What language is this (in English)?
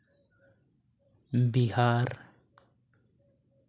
Santali